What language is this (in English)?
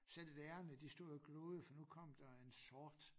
Danish